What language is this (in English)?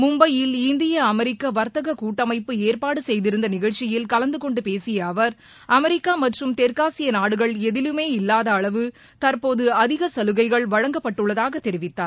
Tamil